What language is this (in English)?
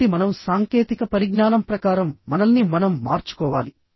Telugu